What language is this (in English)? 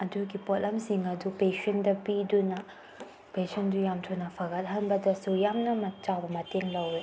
Manipuri